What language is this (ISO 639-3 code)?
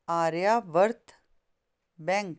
pan